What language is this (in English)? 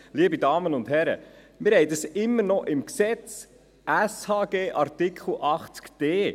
Swiss German